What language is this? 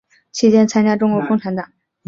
Chinese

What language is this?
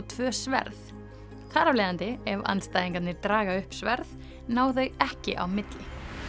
Icelandic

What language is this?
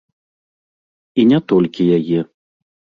Belarusian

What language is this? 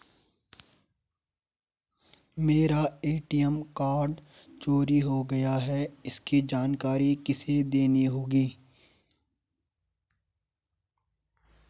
Hindi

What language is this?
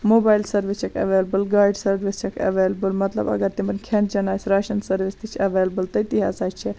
Kashmiri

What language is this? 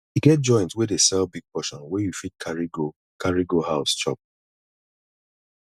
Nigerian Pidgin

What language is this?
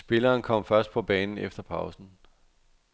Danish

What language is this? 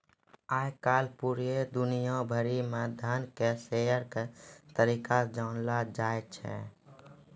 Maithili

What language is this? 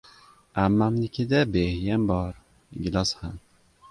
Uzbek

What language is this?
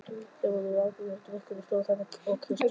Icelandic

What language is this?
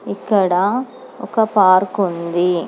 Telugu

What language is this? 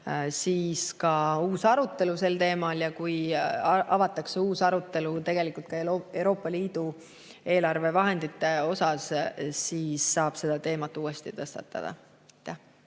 Estonian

